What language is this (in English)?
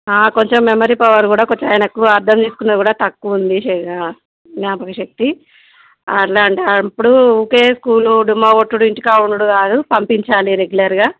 Telugu